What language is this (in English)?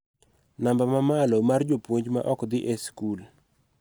Luo (Kenya and Tanzania)